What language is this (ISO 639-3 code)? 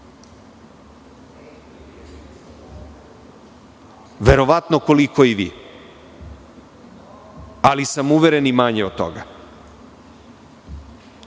srp